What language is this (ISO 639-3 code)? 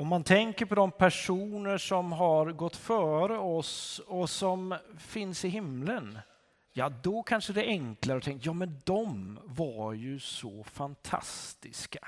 swe